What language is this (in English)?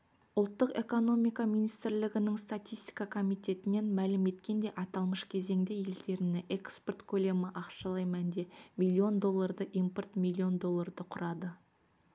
Kazakh